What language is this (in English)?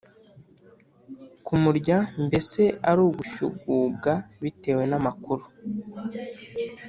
Kinyarwanda